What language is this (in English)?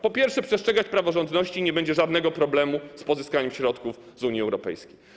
Polish